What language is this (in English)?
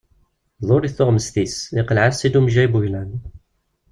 Kabyle